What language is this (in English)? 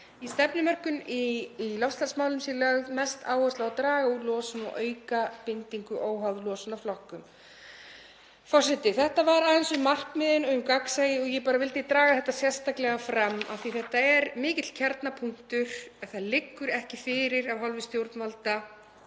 Icelandic